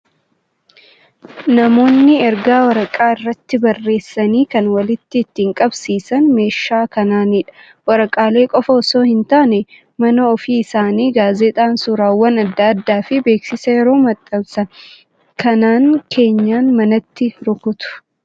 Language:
Oromo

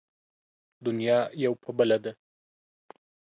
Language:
Pashto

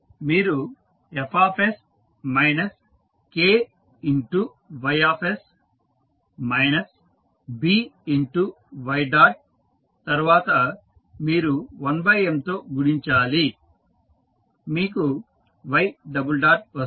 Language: Telugu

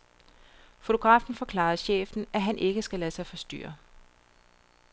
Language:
Danish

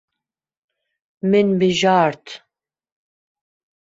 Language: Kurdish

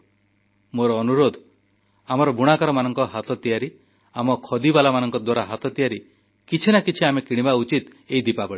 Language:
Odia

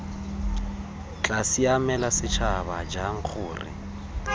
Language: Tswana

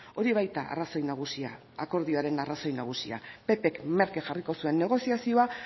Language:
Basque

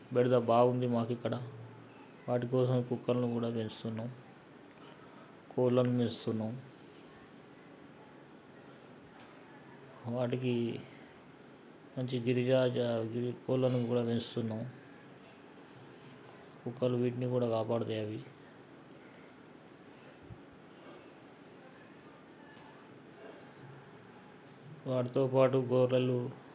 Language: Telugu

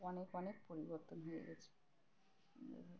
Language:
Bangla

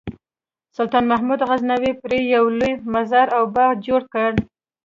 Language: Pashto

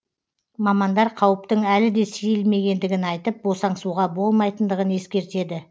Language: Kazakh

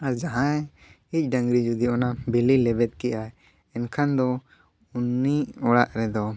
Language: Santali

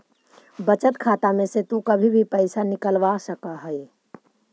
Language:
Magahi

